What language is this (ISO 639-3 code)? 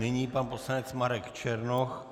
ces